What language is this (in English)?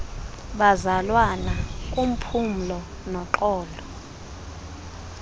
Xhosa